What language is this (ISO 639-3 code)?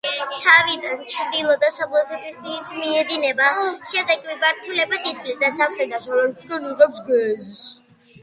kat